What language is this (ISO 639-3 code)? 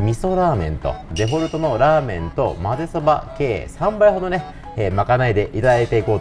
jpn